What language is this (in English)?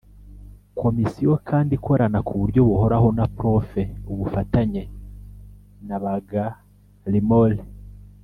Kinyarwanda